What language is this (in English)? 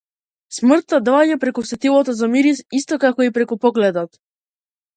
Macedonian